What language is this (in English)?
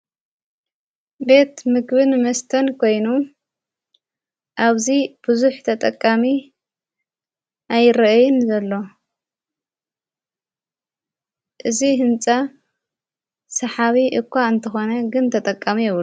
Tigrinya